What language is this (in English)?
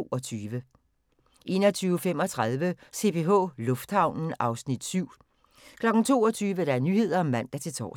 Danish